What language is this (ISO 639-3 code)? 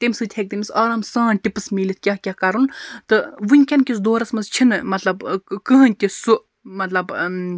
kas